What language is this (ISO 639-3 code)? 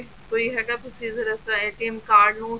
pan